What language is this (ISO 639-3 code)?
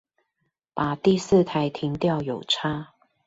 zho